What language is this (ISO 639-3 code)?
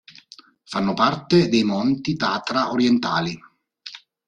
ita